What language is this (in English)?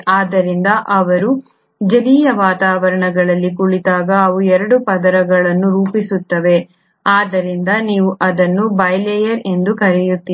Kannada